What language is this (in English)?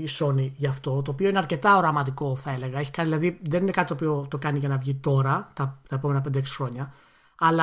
Greek